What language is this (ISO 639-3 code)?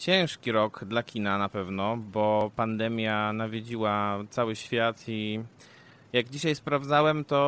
pol